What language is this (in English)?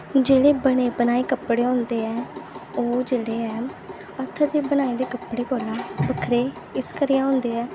Dogri